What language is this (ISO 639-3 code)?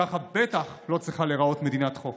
heb